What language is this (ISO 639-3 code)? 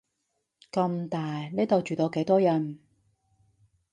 yue